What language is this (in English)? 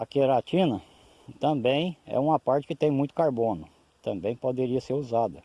Portuguese